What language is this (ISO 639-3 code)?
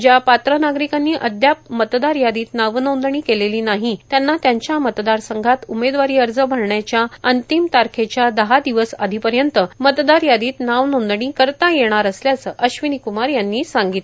mar